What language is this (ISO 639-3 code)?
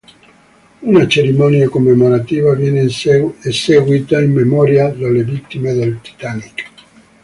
ita